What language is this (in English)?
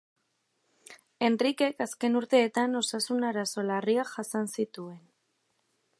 Basque